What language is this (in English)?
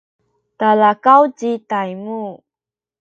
Sakizaya